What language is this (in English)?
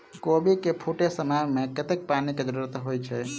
Maithili